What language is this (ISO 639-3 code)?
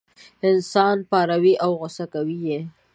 pus